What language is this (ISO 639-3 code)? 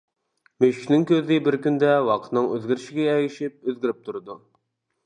uig